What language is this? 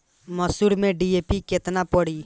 Bhojpuri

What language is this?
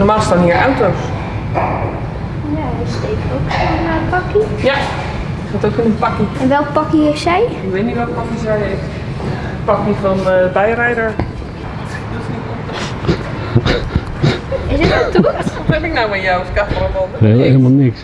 Dutch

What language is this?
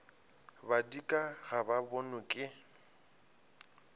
Northern Sotho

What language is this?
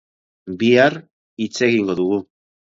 Basque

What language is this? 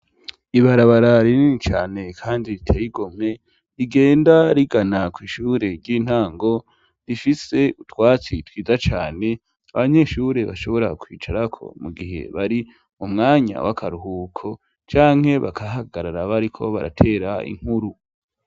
Rundi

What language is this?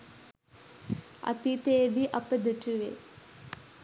Sinhala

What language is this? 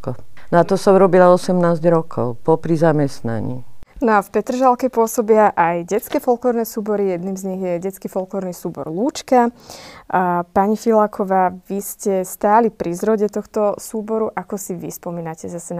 Slovak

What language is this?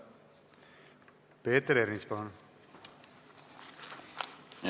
Estonian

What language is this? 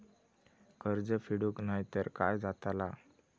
Marathi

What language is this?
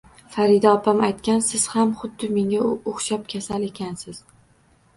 Uzbek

